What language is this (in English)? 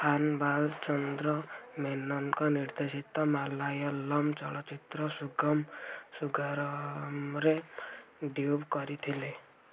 Odia